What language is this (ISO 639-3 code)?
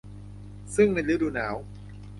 tha